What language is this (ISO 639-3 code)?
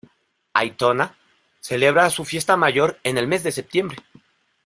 spa